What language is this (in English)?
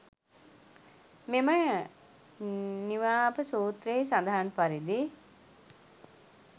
Sinhala